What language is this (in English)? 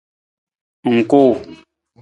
Nawdm